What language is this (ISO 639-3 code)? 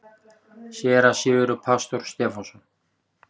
isl